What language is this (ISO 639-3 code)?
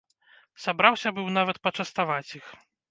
bel